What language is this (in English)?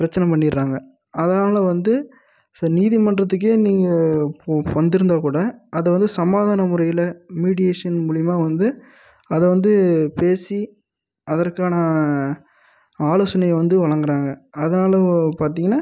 Tamil